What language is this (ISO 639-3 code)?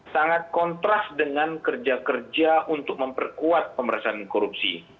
ind